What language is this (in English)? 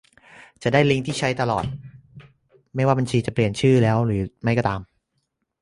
Thai